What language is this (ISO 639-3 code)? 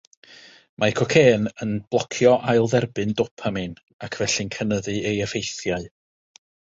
cym